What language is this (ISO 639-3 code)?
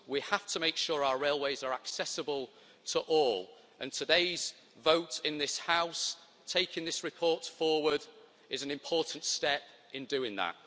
eng